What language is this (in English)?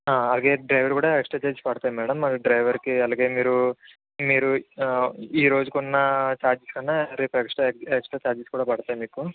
Telugu